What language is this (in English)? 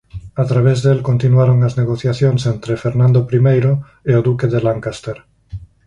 Galician